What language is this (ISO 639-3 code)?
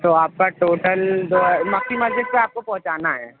urd